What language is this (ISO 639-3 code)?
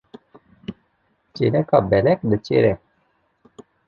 kur